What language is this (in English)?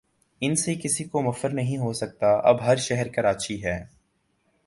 Urdu